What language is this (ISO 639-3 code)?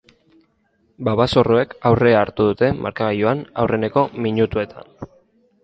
eus